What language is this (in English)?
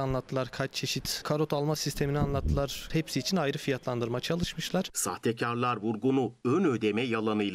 Turkish